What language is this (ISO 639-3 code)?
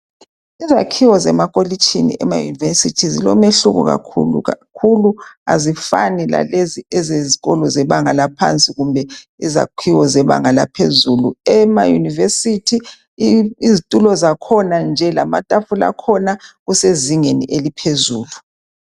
nde